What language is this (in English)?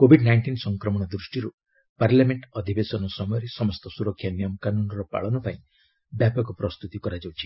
Odia